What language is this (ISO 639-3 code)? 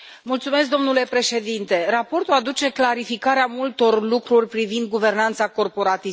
ron